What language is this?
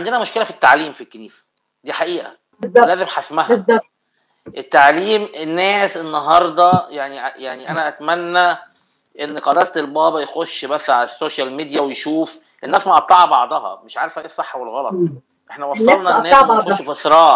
Arabic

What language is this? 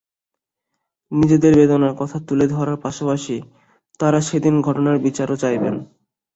Bangla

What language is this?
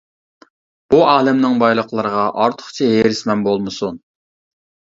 Uyghur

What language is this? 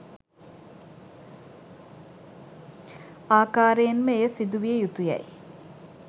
Sinhala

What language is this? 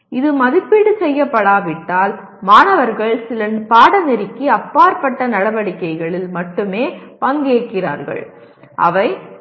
Tamil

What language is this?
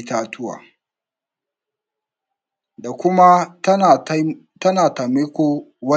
Hausa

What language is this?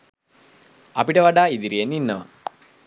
Sinhala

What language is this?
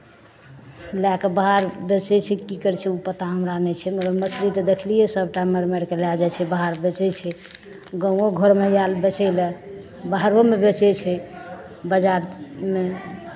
Maithili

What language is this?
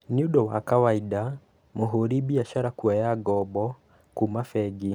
Kikuyu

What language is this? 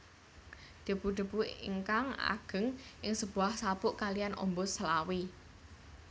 Javanese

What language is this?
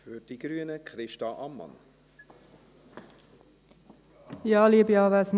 Swiss German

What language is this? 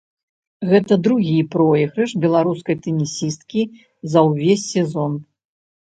Belarusian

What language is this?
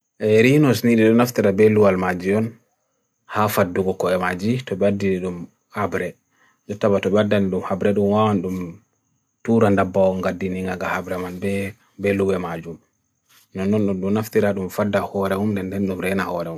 Bagirmi Fulfulde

